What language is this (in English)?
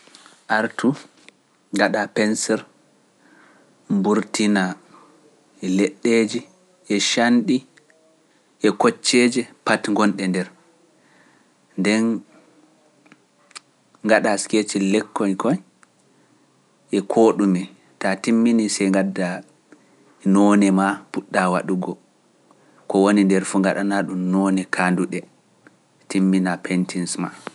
Pular